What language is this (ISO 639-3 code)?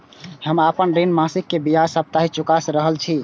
mai